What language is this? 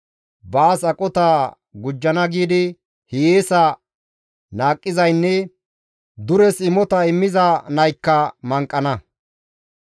Gamo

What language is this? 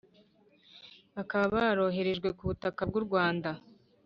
Kinyarwanda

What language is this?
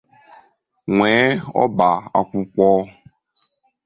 Igbo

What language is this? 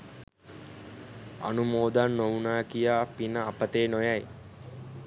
Sinhala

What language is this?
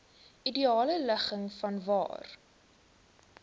Afrikaans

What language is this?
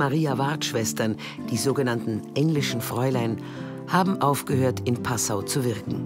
German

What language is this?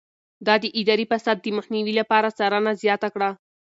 Pashto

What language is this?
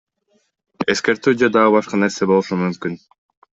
Kyrgyz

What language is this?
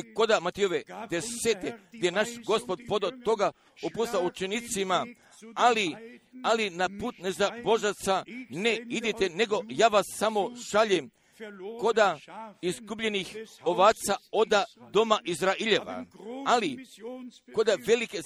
Croatian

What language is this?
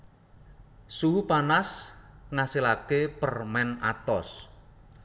Javanese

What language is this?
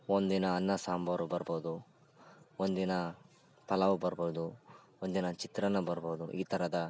Kannada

